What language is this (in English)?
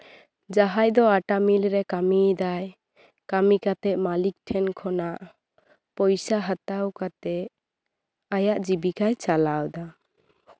Santali